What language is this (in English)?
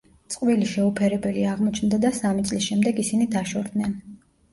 Georgian